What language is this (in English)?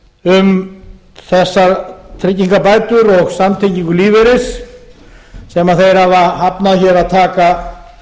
Icelandic